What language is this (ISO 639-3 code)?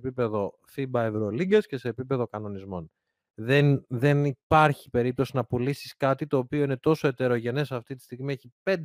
ell